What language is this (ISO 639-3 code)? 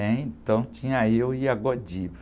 por